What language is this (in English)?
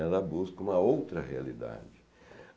Portuguese